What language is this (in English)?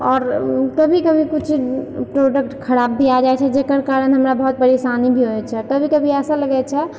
Maithili